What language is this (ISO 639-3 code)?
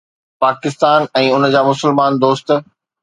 snd